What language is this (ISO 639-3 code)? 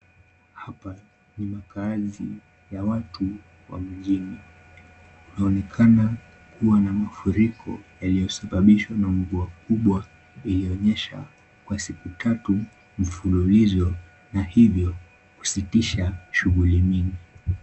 swa